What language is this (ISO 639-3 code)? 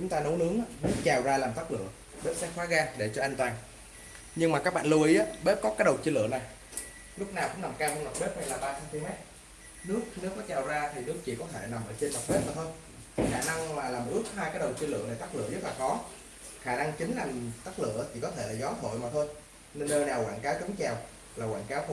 vie